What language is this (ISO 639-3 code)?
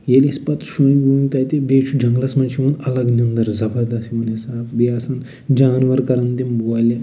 kas